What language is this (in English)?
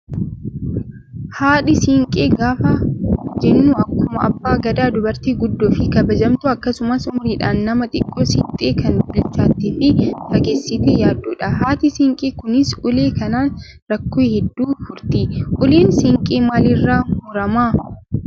Oromo